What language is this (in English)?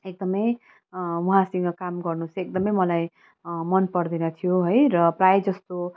Nepali